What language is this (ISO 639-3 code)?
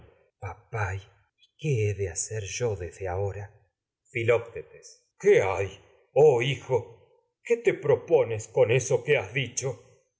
spa